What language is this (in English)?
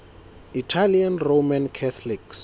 Southern Sotho